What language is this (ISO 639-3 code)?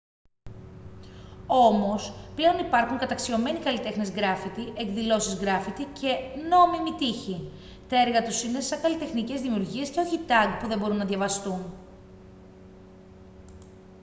ell